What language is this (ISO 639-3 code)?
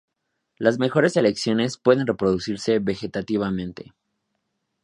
spa